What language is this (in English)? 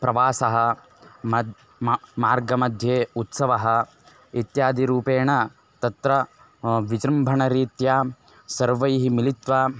Sanskrit